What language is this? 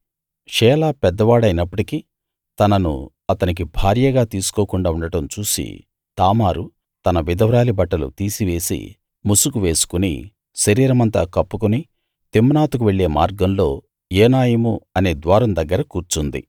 Telugu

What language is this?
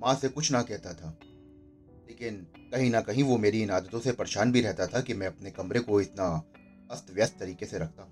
Hindi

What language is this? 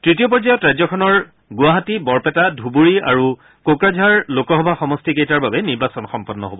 Assamese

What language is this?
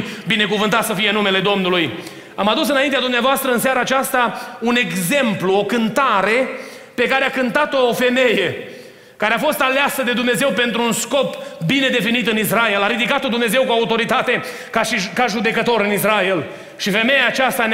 Romanian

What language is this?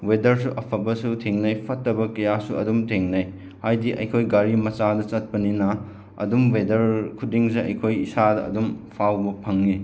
Manipuri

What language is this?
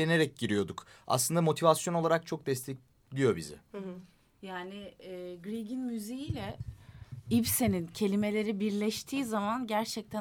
Turkish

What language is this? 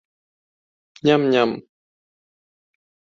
Galician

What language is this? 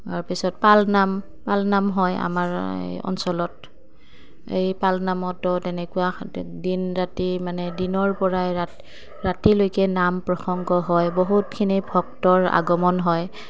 Assamese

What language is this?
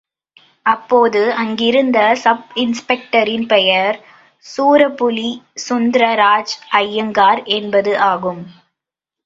Tamil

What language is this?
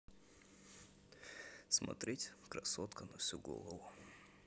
Russian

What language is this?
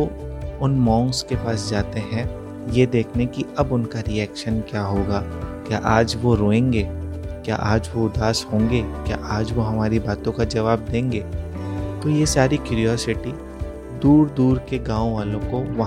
Hindi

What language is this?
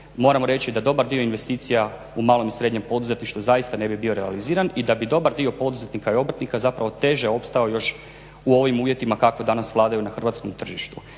Croatian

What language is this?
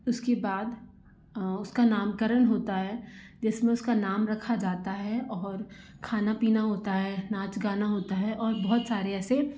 Hindi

